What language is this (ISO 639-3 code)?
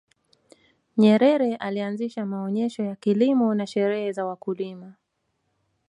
swa